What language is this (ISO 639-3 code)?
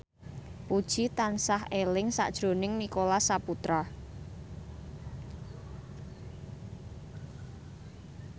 jav